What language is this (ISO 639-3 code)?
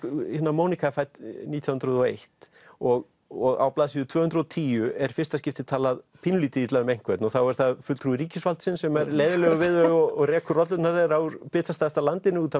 isl